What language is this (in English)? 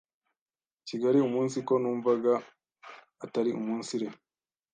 Kinyarwanda